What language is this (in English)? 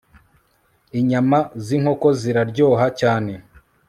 Kinyarwanda